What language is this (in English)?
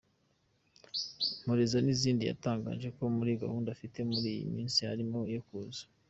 Kinyarwanda